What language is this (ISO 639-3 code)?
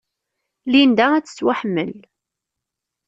kab